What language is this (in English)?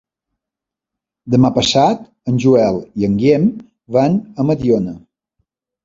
Catalan